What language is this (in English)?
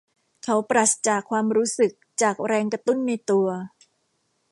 Thai